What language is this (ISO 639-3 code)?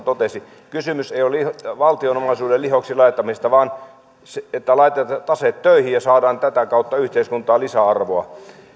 fin